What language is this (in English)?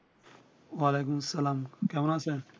Bangla